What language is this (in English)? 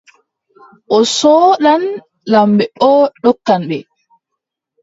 Adamawa Fulfulde